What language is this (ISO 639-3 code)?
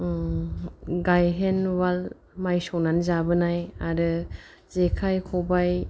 brx